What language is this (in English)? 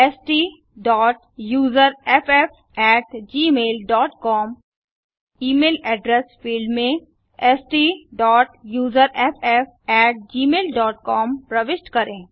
Hindi